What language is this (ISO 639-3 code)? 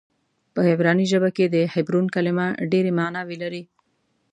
pus